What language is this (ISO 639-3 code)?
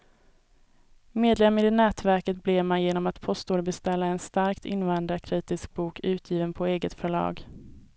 swe